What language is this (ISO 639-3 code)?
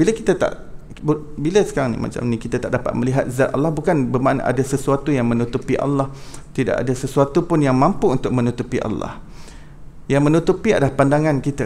msa